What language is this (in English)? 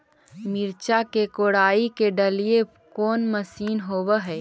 Magahi